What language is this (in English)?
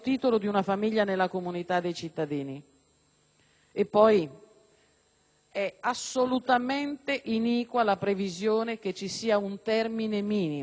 Italian